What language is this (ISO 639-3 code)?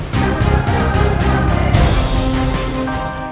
ind